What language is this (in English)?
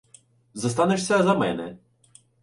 Ukrainian